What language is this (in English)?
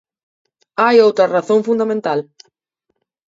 Galician